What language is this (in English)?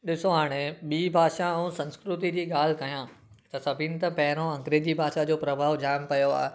Sindhi